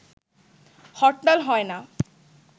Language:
Bangla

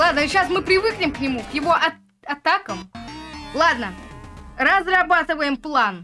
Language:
Russian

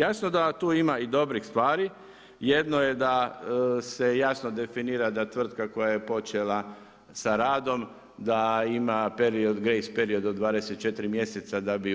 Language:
Croatian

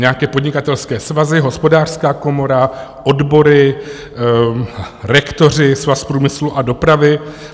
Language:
Czech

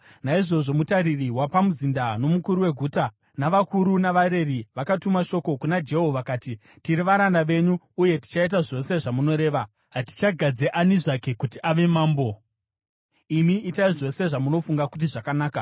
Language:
Shona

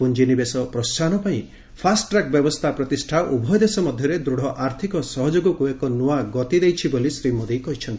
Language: Odia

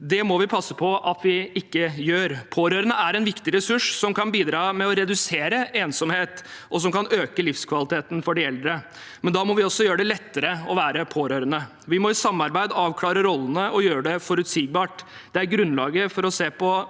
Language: Norwegian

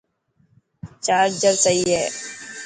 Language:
Dhatki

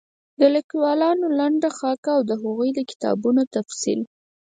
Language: Pashto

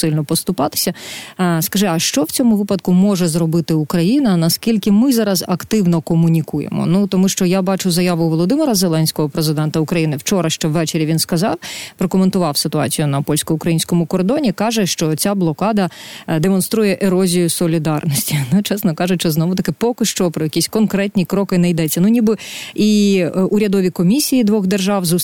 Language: Ukrainian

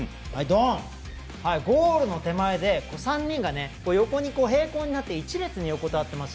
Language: Japanese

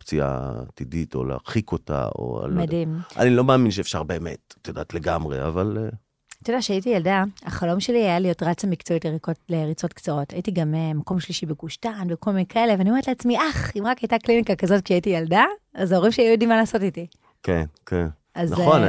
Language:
Hebrew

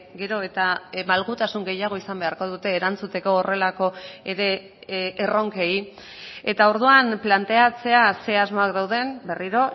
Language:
Basque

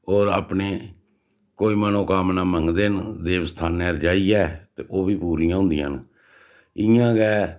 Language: Dogri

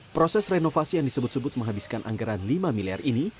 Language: Indonesian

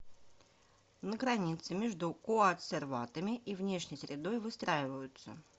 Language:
Russian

